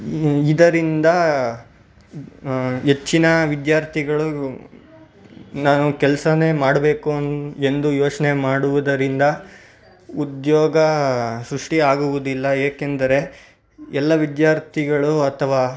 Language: Kannada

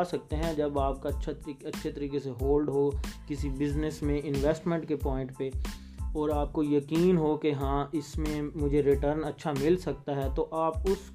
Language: Urdu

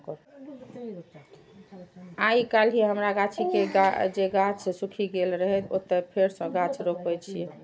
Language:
Maithili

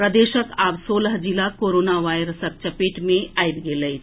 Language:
Maithili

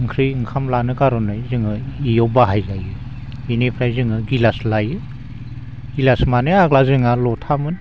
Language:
Bodo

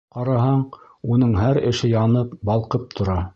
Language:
Bashkir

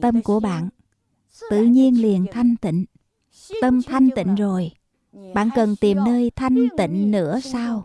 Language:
Vietnamese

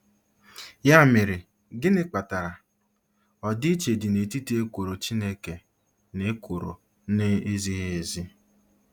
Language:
Igbo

